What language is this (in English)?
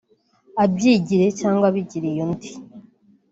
Kinyarwanda